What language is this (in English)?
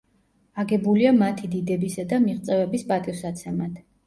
Georgian